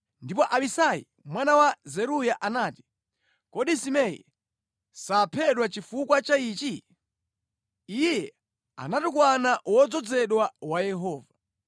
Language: Nyanja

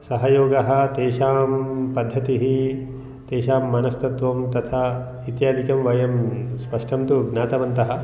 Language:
Sanskrit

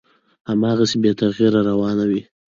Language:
Pashto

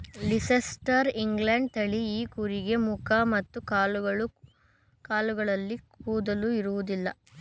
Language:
Kannada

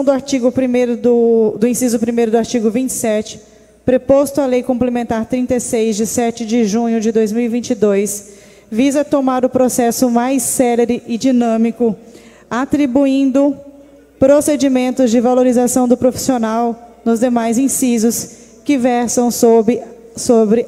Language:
Portuguese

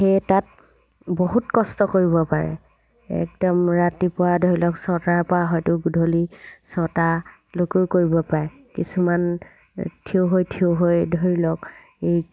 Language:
Assamese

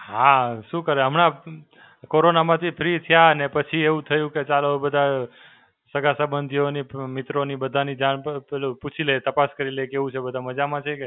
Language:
Gujarati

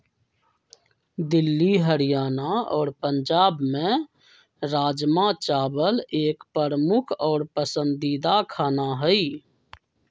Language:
Magahi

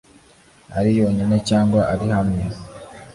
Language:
Kinyarwanda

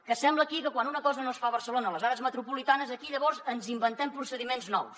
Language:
Catalan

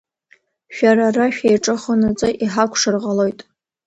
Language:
Abkhazian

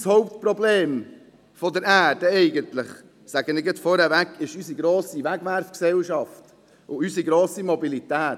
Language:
Swiss German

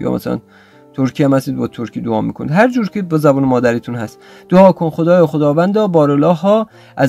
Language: Persian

